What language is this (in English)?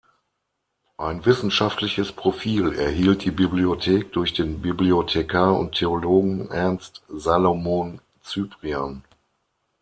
German